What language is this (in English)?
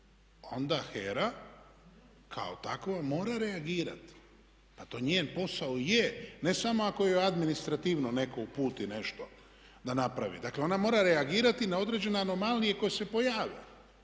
Croatian